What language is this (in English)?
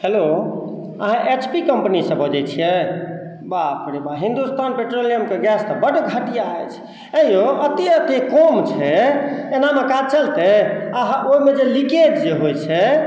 Maithili